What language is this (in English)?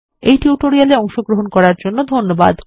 Bangla